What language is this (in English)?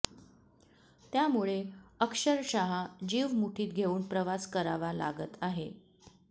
Marathi